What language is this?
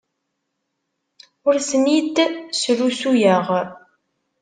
Kabyle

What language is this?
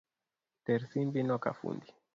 Luo (Kenya and Tanzania)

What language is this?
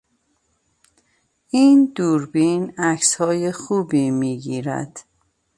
Persian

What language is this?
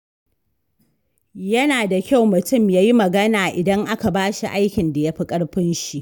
Hausa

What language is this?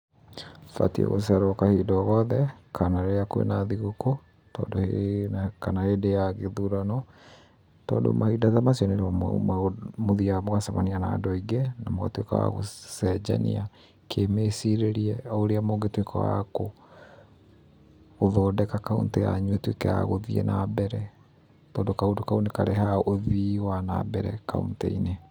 Kikuyu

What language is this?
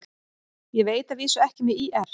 Icelandic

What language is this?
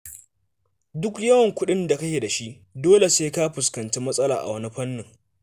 Hausa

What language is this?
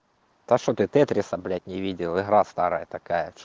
Russian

